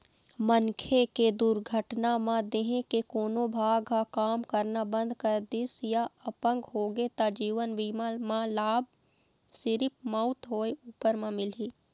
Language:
Chhattisgarhi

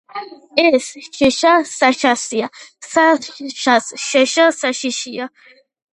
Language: Georgian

